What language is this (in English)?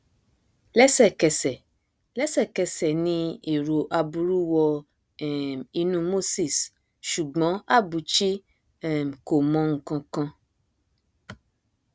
Yoruba